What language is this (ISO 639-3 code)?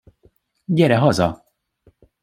hun